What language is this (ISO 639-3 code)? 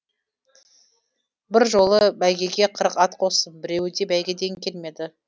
kaz